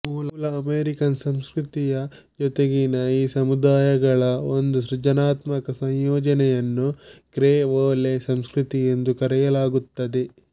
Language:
Kannada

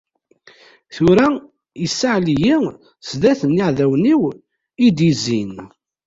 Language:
Kabyle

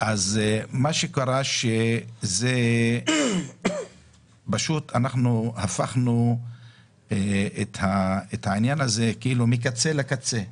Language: Hebrew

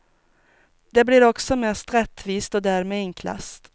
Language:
Swedish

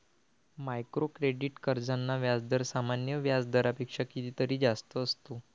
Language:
Marathi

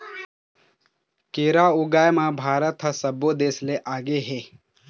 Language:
Chhattisgarhi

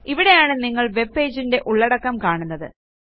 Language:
Malayalam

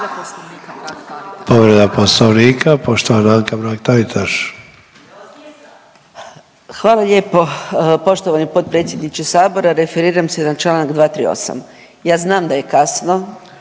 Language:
Croatian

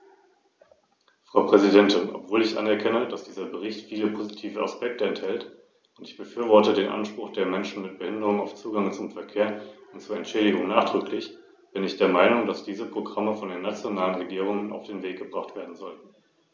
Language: German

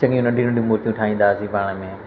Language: Sindhi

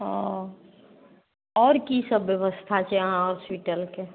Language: Maithili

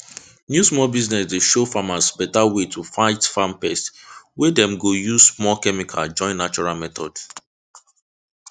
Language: Nigerian Pidgin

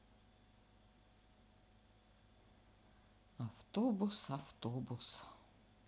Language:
Russian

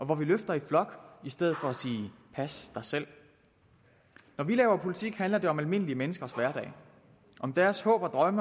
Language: Danish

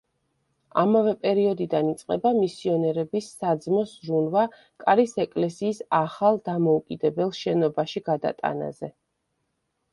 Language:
Georgian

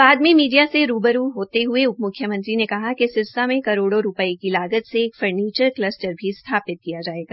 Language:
Hindi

